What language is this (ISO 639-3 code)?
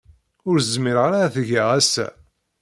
kab